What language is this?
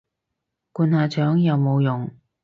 Cantonese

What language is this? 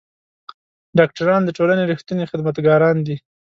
Pashto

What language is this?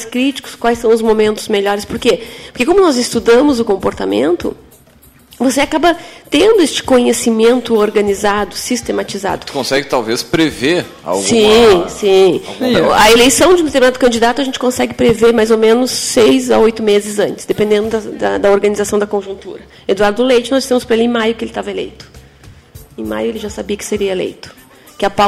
Portuguese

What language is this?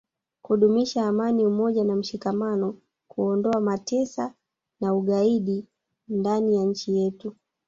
Swahili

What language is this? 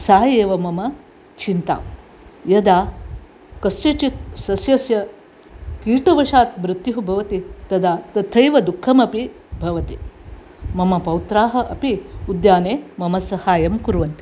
Sanskrit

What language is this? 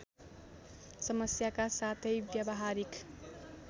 Nepali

